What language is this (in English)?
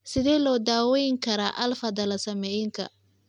Somali